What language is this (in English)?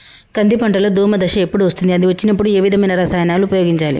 Telugu